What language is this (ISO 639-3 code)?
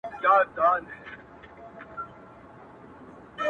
pus